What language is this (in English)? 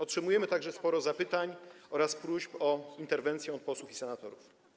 Polish